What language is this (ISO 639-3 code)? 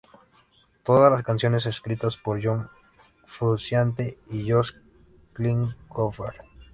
spa